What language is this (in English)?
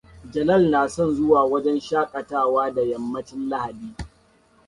Hausa